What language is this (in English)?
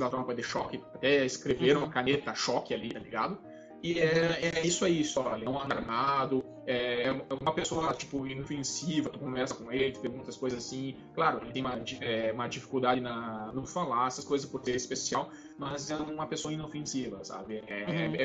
Portuguese